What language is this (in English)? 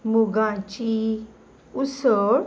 Konkani